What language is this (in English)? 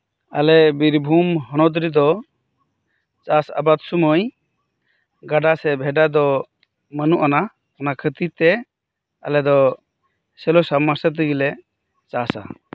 Santali